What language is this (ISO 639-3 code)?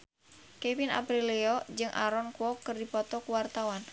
sun